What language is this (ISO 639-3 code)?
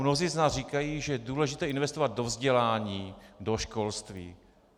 ces